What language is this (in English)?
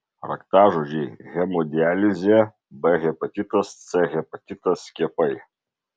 Lithuanian